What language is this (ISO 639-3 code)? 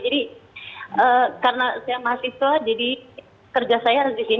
ind